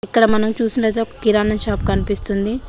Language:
Telugu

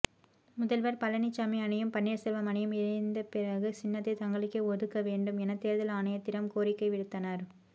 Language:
Tamil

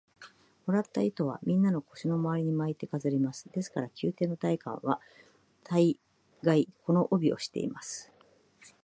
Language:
Japanese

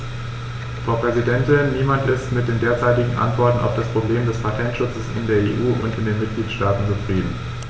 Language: German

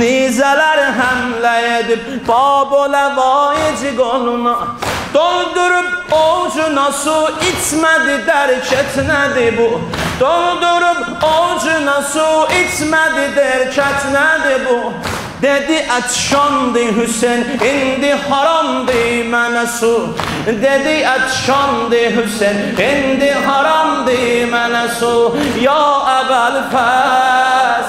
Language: Arabic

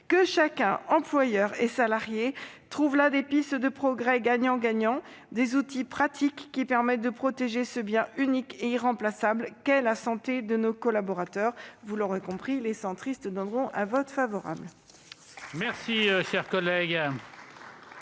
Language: French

